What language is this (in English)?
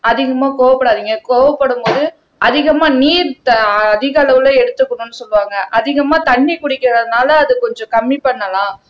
Tamil